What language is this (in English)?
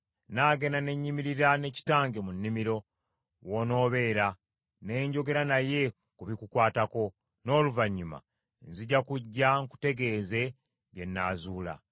Ganda